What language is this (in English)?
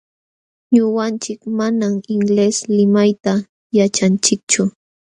Jauja Wanca Quechua